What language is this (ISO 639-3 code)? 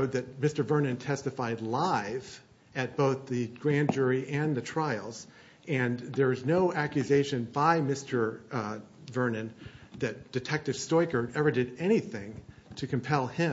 eng